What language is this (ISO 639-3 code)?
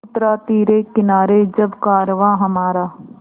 hin